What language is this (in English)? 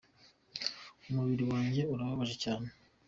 Kinyarwanda